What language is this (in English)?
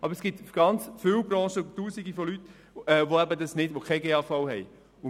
Swiss German